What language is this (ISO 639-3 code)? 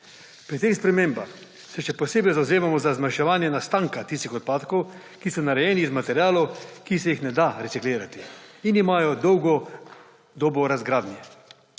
slv